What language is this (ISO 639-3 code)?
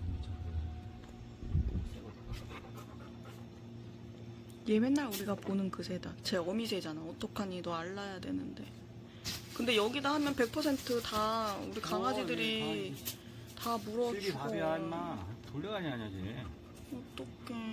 kor